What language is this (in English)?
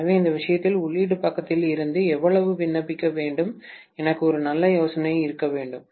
Tamil